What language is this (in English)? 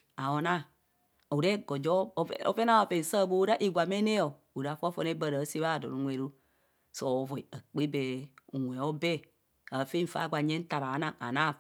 Kohumono